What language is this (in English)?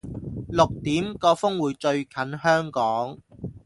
Cantonese